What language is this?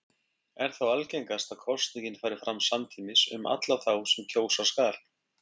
Icelandic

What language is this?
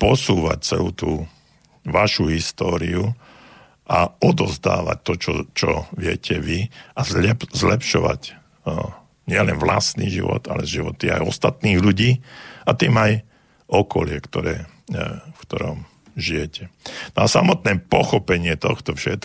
Slovak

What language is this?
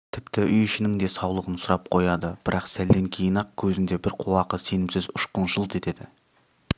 Kazakh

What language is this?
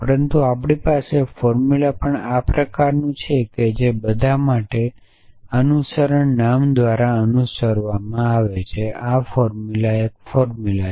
Gujarati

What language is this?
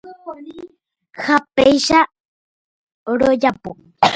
Guarani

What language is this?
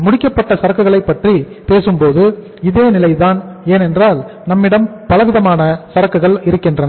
Tamil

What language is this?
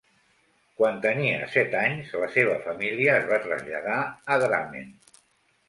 Catalan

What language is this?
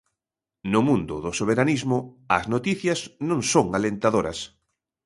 Galician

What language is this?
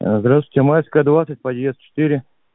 Russian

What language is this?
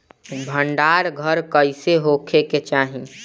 Bhojpuri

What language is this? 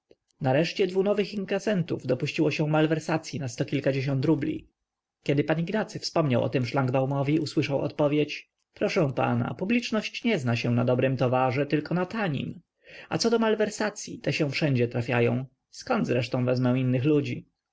Polish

